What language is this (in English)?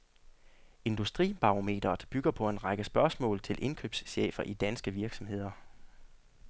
Danish